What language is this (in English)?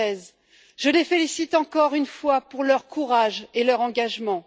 French